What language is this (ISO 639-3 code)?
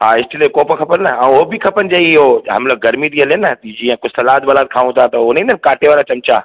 snd